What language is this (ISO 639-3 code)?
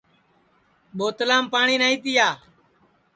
ssi